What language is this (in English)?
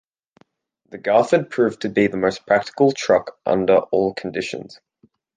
English